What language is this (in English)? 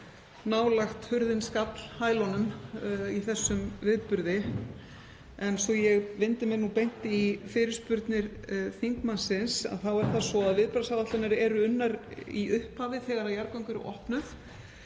Icelandic